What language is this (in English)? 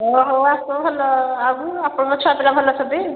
Odia